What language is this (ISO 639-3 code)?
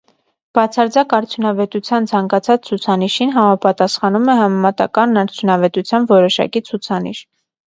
hye